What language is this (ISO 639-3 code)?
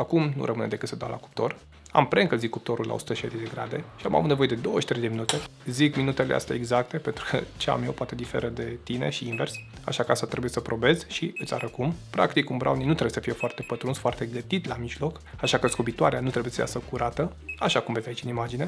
ron